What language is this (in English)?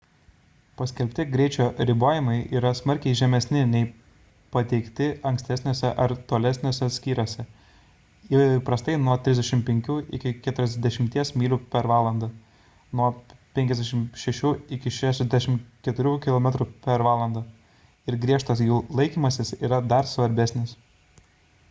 Lithuanian